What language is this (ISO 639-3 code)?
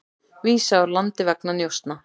isl